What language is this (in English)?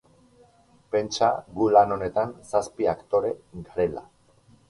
Basque